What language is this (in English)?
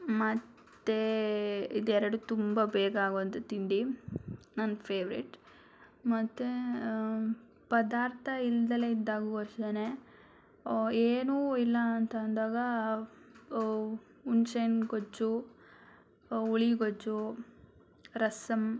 Kannada